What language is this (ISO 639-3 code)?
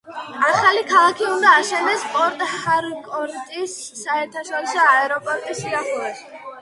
kat